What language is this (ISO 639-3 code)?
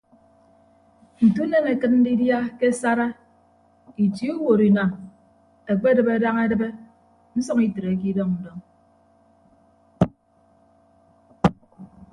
ibb